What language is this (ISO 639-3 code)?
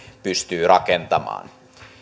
fin